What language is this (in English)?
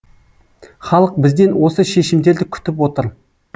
Kazakh